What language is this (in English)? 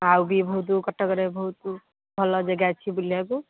Odia